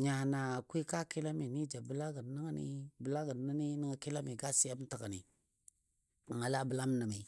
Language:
Dadiya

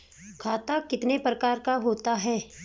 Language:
Hindi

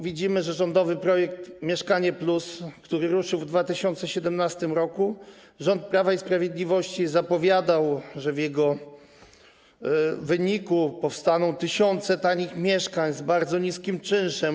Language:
Polish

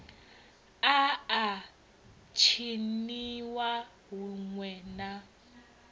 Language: Venda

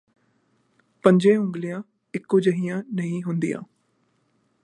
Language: Punjabi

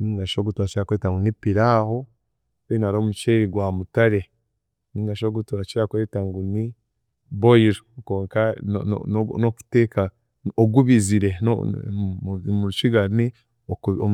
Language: Chiga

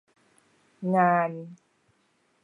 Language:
Thai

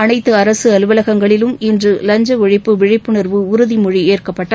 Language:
Tamil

